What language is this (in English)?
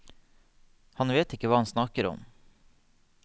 Norwegian